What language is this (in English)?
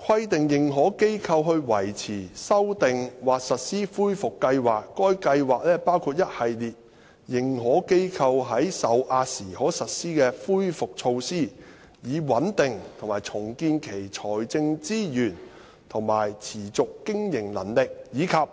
Cantonese